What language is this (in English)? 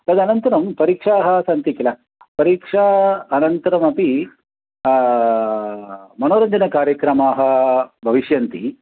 Sanskrit